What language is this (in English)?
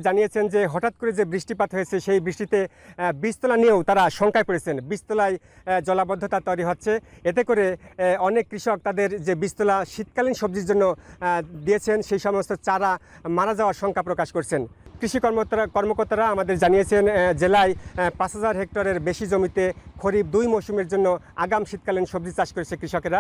Bangla